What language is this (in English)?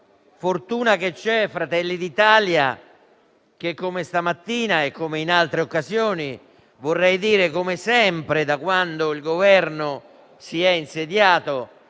Italian